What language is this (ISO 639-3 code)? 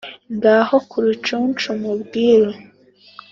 kin